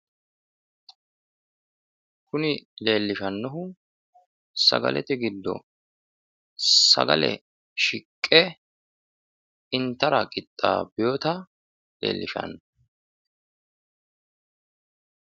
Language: Sidamo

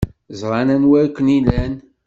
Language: Kabyle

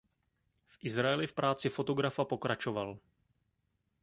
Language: Czech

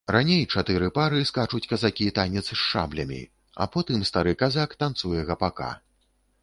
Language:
Belarusian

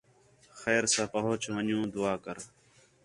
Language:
Khetrani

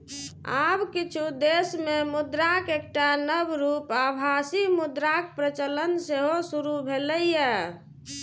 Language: Maithili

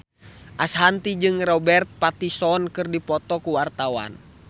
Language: Sundanese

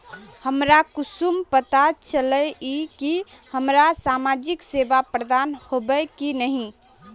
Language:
Magahi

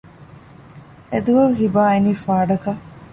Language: Divehi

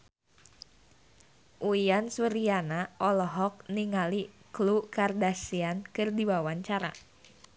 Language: Sundanese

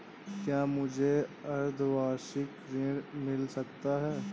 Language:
Hindi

